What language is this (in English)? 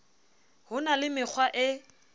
Southern Sotho